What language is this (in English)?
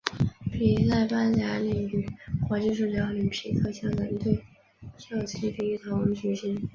Chinese